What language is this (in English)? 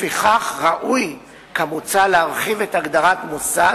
Hebrew